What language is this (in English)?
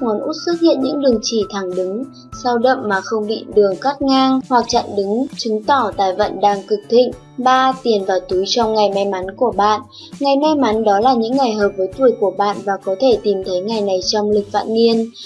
Vietnamese